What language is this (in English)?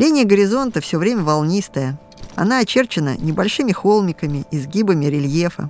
Russian